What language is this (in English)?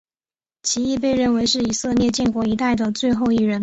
Chinese